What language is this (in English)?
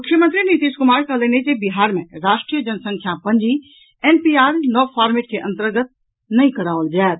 Maithili